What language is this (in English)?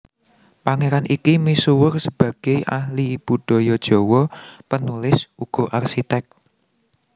Javanese